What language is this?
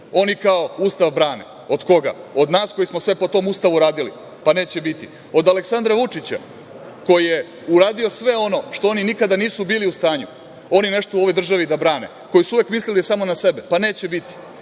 Serbian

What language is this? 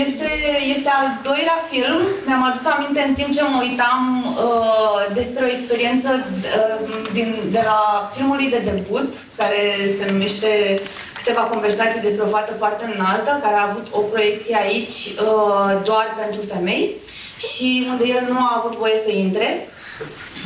Romanian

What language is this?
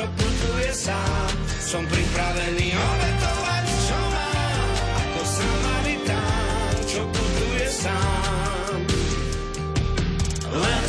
Slovak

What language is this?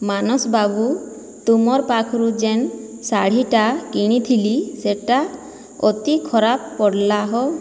Odia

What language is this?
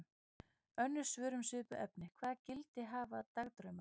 Icelandic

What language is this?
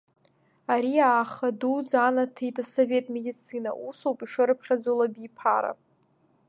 Abkhazian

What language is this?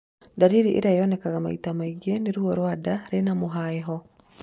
Kikuyu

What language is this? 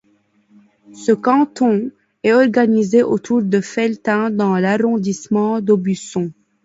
French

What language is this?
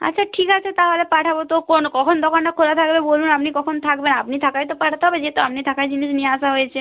Bangla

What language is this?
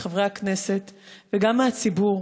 Hebrew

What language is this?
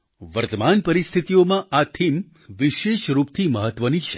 Gujarati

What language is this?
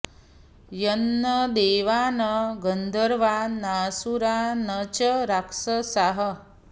Sanskrit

